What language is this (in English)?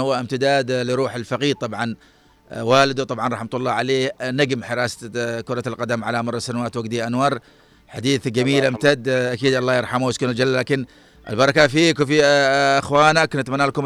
Arabic